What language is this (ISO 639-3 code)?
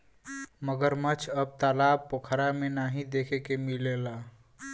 bho